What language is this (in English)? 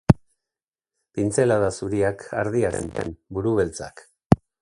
Basque